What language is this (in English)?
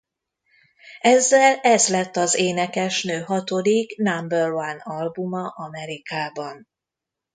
Hungarian